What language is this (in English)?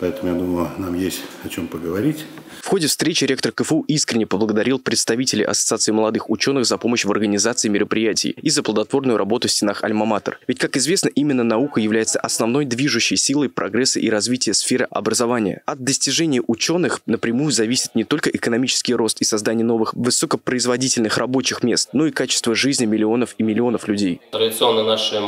Russian